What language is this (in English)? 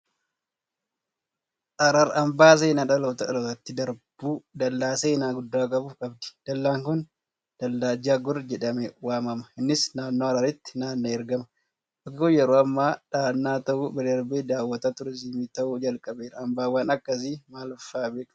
Oromo